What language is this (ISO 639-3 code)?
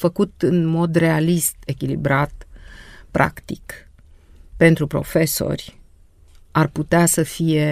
ron